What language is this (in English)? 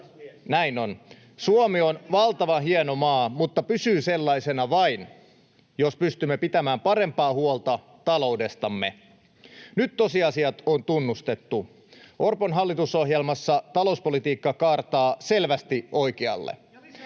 Finnish